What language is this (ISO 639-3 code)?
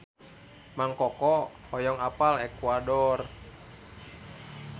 sun